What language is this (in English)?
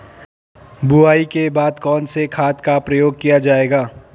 Hindi